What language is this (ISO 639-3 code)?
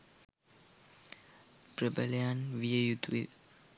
sin